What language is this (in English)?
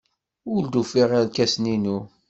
Kabyle